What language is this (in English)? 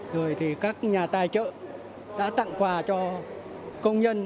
Vietnamese